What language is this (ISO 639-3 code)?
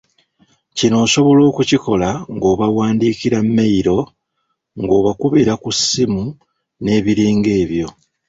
lug